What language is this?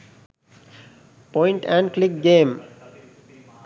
Sinhala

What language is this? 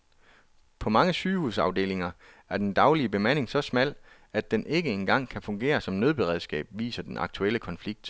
Danish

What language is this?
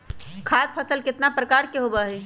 Magahi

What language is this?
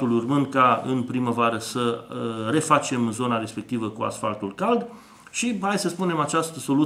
Romanian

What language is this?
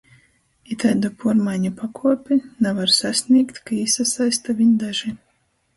Latgalian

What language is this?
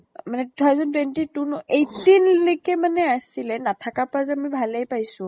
Assamese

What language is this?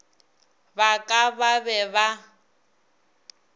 Northern Sotho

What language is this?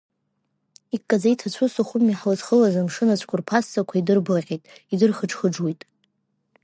Abkhazian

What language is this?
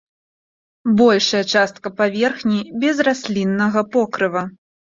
Belarusian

